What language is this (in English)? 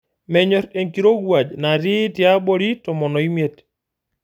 Masai